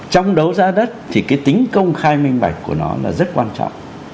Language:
Vietnamese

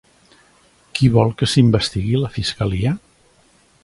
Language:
Catalan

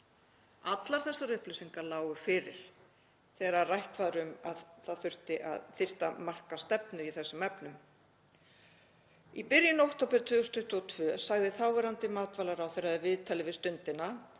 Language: Icelandic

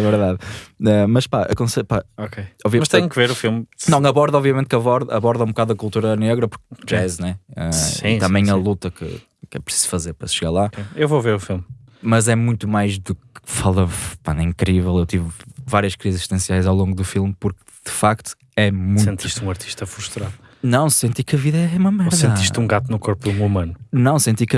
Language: Portuguese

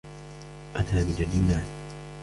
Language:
Arabic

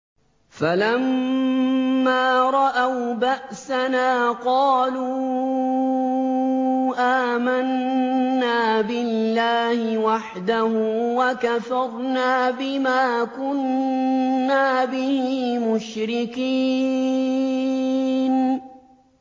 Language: Arabic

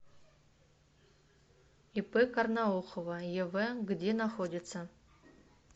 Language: Russian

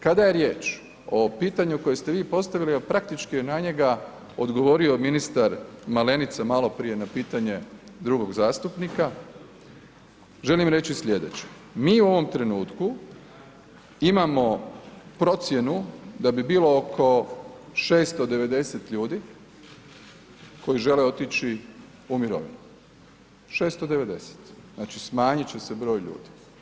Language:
Croatian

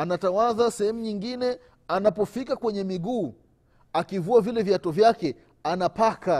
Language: Swahili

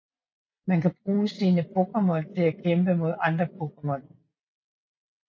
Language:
Danish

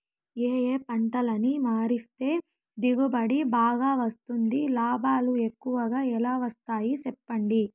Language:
Telugu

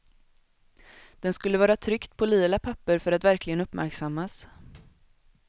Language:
Swedish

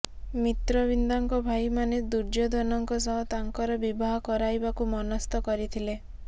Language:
Odia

